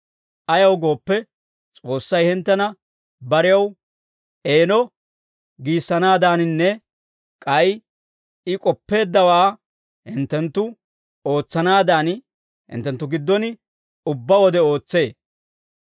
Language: Dawro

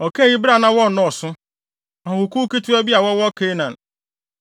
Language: Akan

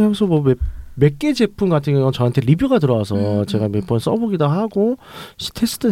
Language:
Korean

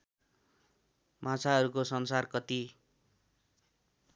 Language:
Nepali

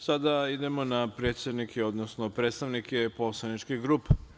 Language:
Serbian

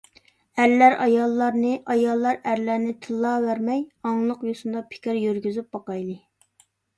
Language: Uyghur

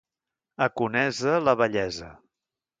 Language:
Catalan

